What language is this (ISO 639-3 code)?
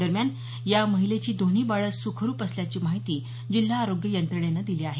mar